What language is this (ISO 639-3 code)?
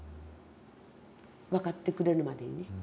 jpn